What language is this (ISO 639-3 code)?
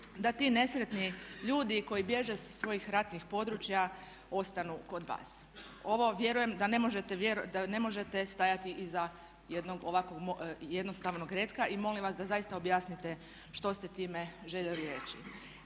hrv